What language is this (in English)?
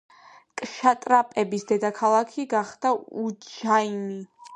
Georgian